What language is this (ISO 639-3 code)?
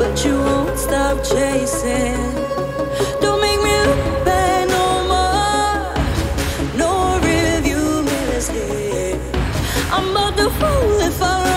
eng